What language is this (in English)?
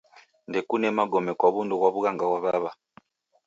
Taita